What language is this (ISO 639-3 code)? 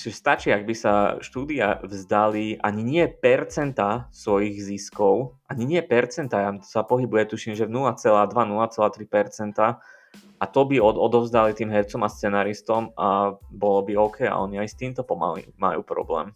slk